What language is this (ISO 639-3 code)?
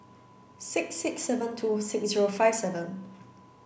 eng